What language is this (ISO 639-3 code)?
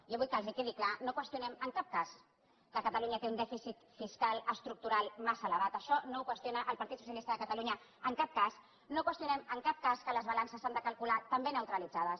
cat